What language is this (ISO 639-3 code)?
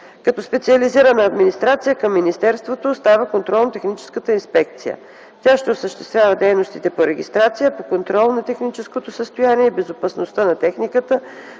bul